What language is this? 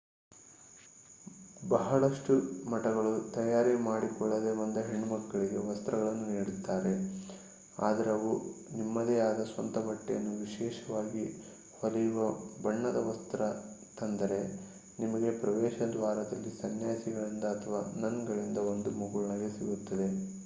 Kannada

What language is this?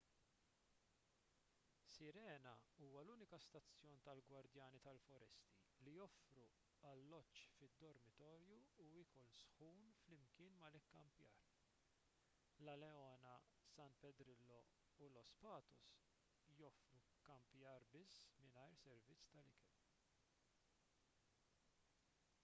Maltese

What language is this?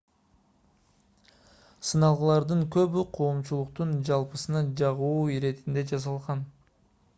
Kyrgyz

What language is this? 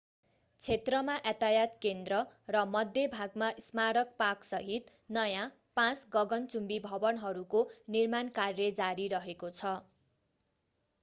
Nepali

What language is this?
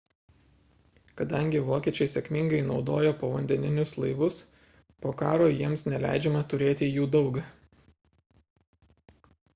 Lithuanian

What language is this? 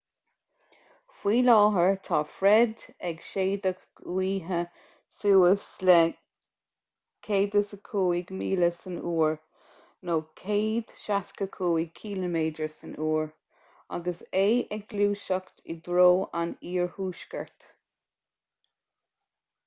Irish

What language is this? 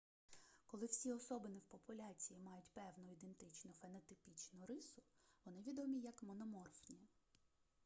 Ukrainian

